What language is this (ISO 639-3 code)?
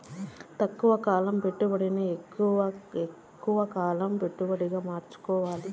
tel